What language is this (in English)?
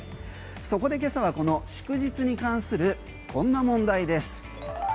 Japanese